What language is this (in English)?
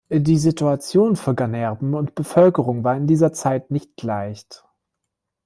German